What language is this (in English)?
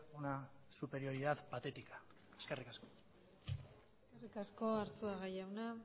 Basque